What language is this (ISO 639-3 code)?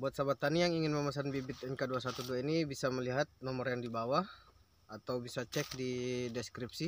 ind